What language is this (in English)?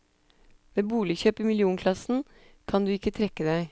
Norwegian